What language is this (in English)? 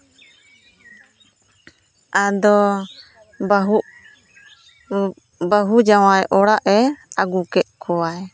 Santali